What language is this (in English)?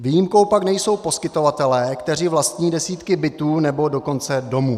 Czech